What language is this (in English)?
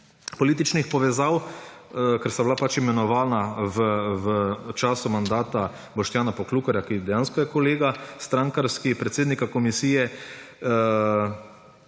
Slovenian